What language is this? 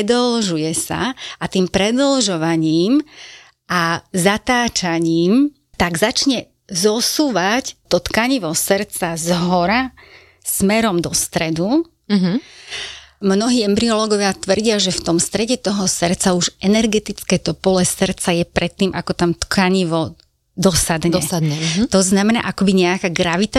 Slovak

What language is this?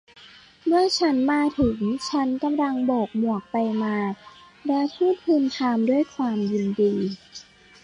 Thai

